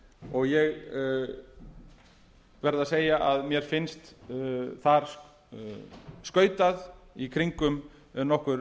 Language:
Icelandic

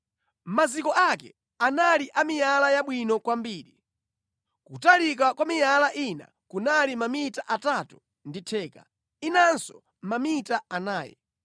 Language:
Nyanja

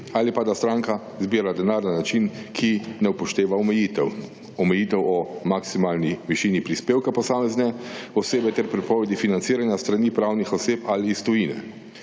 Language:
Slovenian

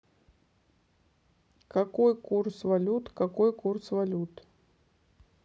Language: Russian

